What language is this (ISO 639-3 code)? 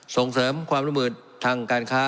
tha